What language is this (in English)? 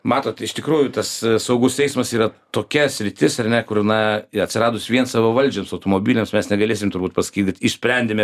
Lithuanian